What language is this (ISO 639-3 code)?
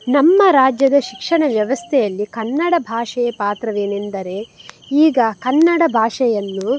kan